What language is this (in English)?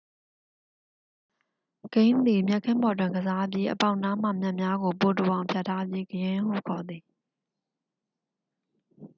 Burmese